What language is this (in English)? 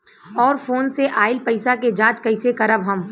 Bhojpuri